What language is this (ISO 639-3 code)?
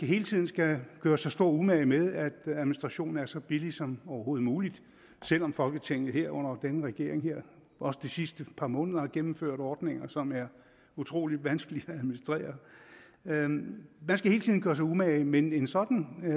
dan